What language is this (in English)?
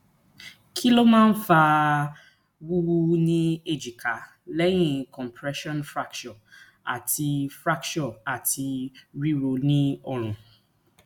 Yoruba